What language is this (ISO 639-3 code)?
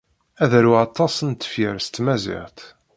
kab